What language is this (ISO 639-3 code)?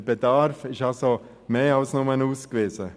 gsw